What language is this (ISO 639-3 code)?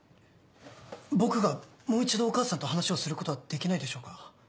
jpn